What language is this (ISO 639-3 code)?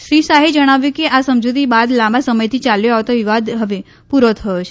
guj